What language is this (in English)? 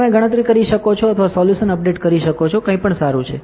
Gujarati